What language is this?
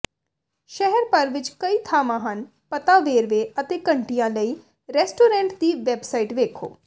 Punjabi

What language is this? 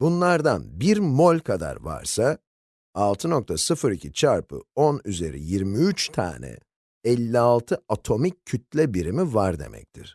Turkish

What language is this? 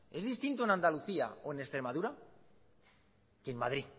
Spanish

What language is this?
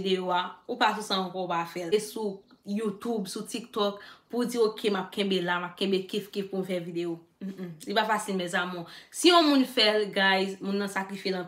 French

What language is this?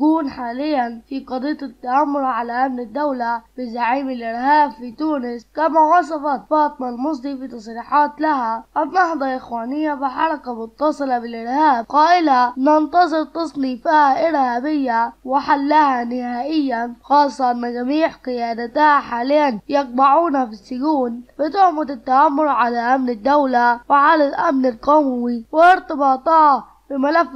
Arabic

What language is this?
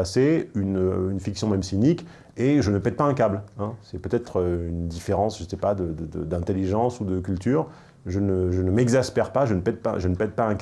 French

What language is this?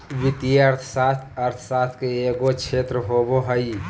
Magahi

